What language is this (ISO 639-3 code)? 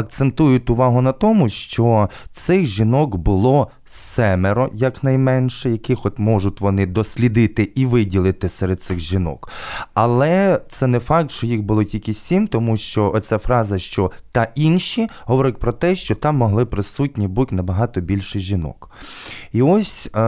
ukr